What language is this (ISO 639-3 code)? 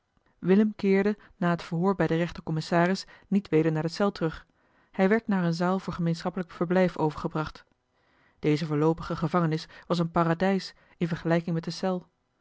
nld